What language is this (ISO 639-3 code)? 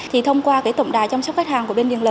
vie